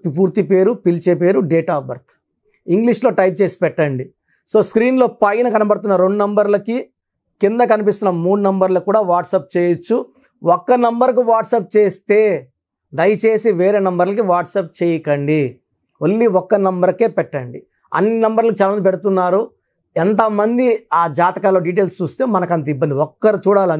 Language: Telugu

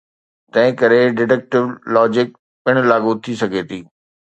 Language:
Sindhi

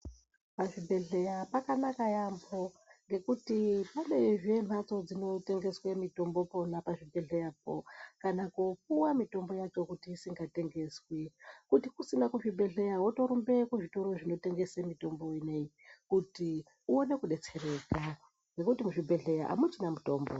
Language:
Ndau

